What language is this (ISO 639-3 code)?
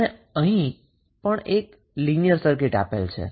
guj